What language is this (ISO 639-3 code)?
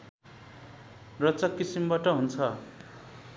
nep